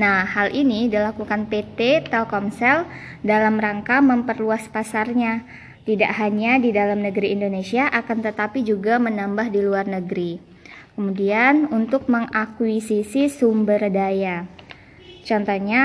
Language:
Indonesian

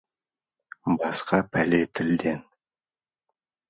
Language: Kazakh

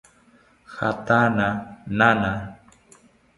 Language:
South Ucayali Ashéninka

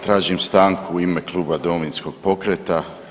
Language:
Croatian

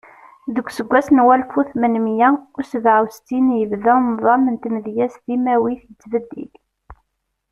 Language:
Kabyle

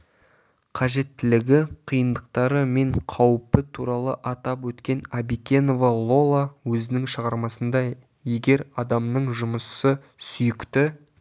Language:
Kazakh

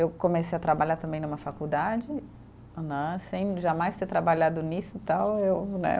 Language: Portuguese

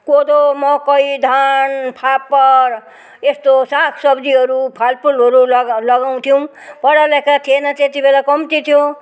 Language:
Nepali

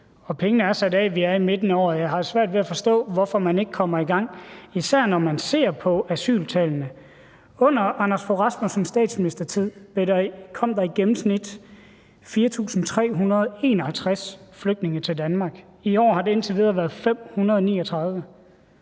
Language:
Danish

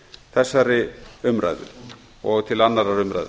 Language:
Icelandic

